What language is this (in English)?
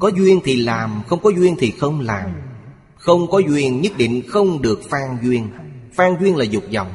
Vietnamese